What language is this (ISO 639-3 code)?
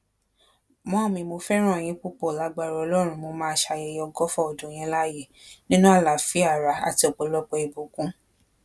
yor